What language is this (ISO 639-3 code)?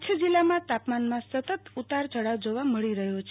guj